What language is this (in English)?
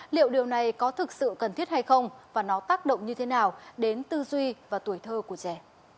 Vietnamese